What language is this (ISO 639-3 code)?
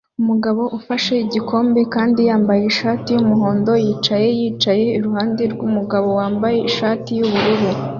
kin